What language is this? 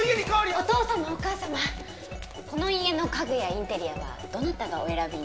Japanese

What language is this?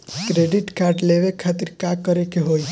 Bhojpuri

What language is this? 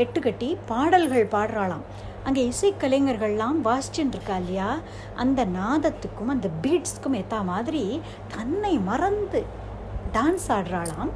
Tamil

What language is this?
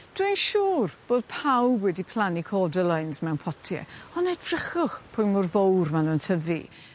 Welsh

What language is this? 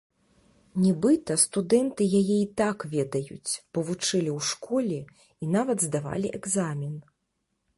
Belarusian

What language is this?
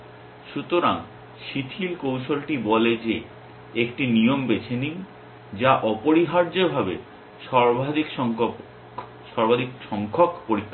Bangla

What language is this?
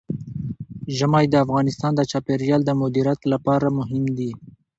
Pashto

